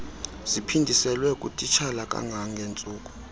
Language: Xhosa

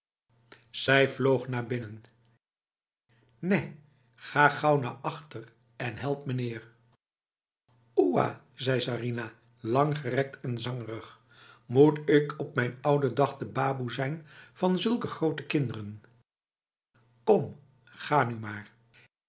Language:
Dutch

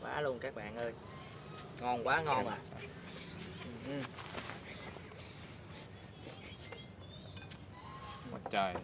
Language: Vietnamese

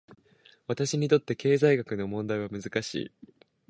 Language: Japanese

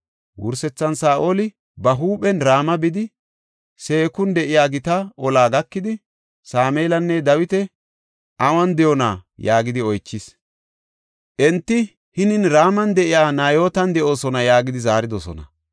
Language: Gofa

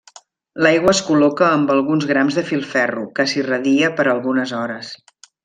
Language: Catalan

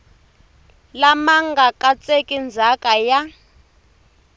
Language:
Tsonga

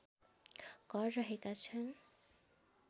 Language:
Nepali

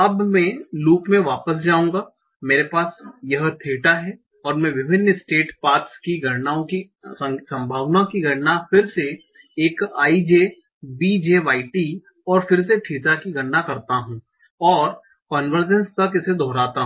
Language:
Hindi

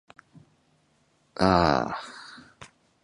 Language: Japanese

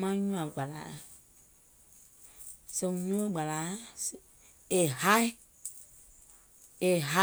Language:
Gola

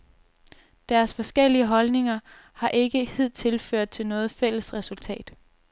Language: Danish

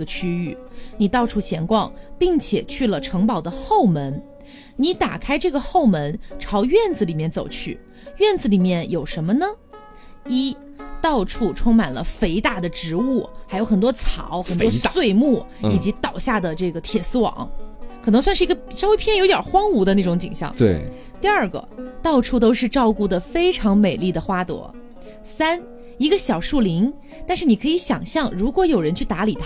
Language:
Chinese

